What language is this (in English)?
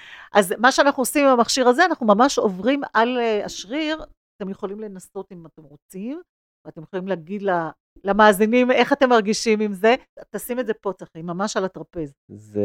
Hebrew